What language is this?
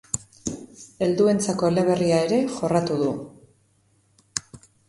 Basque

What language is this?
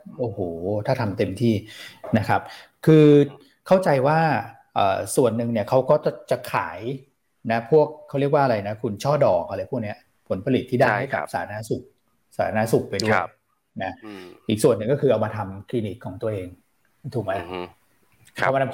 Thai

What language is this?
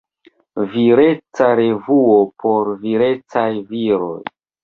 Esperanto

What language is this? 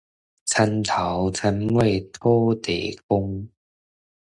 Min Nan Chinese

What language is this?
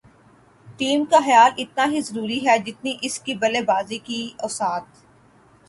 Urdu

